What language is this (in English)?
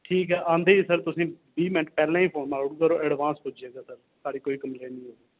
Dogri